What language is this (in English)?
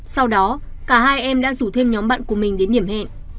Vietnamese